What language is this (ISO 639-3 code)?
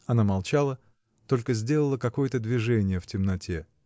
rus